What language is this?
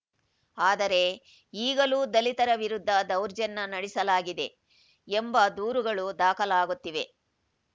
Kannada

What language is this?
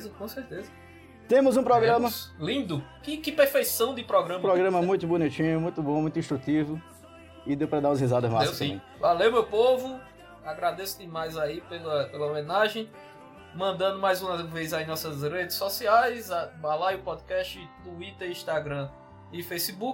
Portuguese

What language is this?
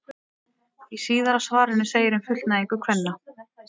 Icelandic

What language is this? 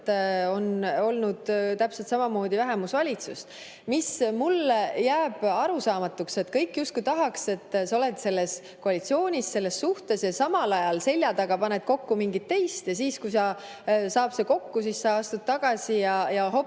Estonian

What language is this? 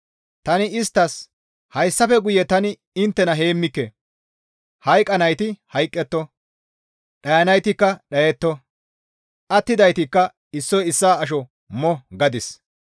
Gamo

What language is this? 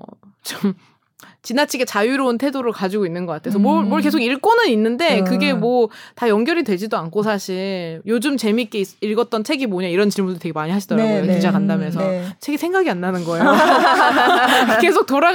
Korean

